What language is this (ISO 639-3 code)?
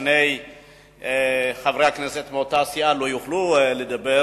heb